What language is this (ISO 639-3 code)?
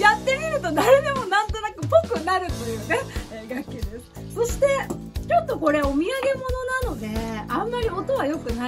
jpn